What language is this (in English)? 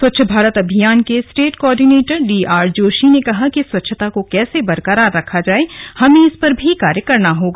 Hindi